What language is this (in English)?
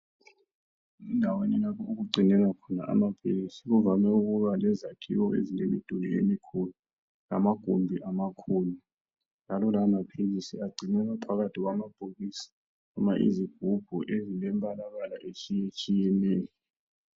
North Ndebele